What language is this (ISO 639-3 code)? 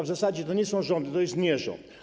pol